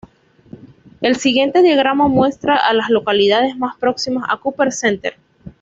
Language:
Spanish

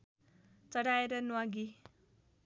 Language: Nepali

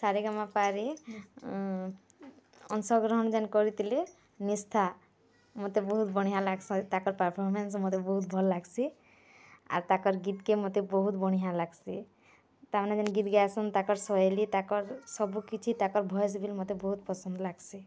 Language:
Odia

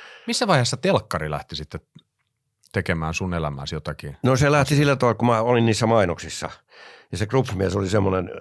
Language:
Finnish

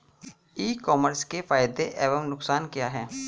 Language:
Hindi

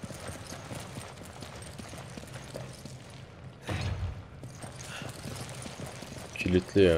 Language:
Turkish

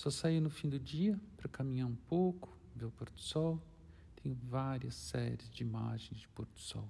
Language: Portuguese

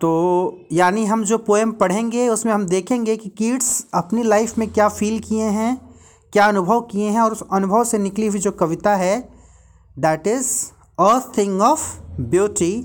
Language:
Hindi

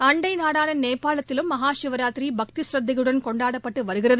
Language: Tamil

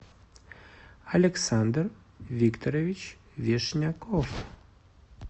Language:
Russian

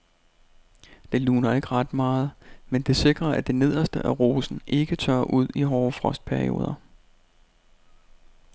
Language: Danish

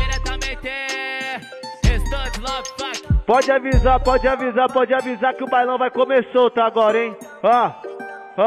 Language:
Portuguese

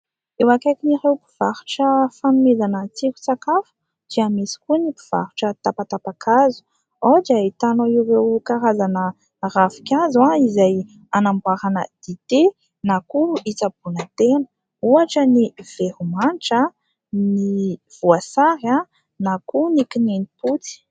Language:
Malagasy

